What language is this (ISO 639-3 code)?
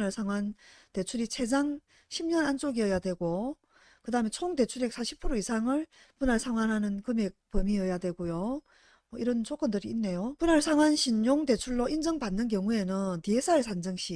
kor